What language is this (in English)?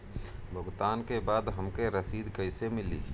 Bhojpuri